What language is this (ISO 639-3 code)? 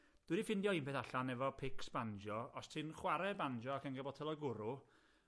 cym